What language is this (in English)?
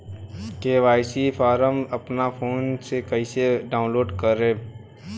Bhojpuri